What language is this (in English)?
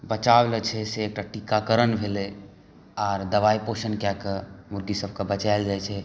Maithili